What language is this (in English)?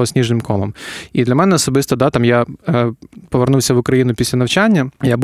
Ukrainian